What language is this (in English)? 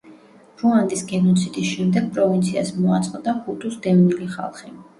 Georgian